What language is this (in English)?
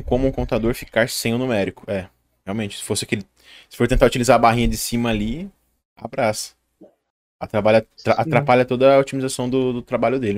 Portuguese